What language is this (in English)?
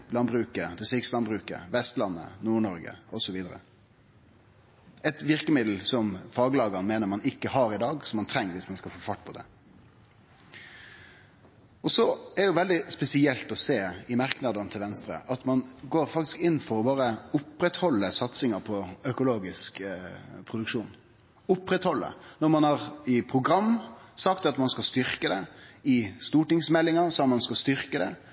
Norwegian Nynorsk